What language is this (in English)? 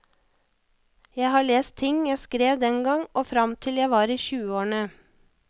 Norwegian